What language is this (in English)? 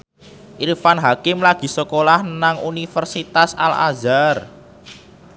Javanese